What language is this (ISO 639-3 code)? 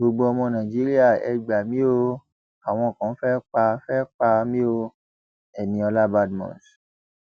yor